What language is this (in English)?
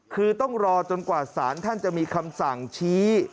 Thai